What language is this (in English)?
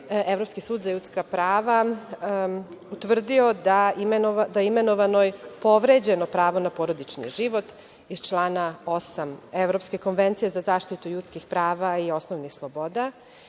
Serbian